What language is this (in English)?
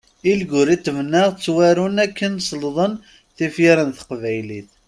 Kabyle